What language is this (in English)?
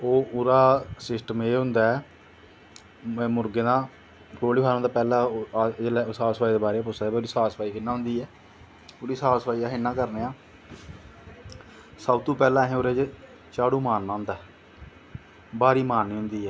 Dogri